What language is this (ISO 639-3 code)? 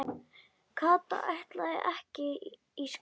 isl